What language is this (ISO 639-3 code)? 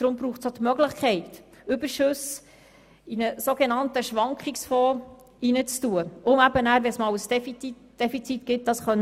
gsw